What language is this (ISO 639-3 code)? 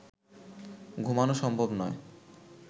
ben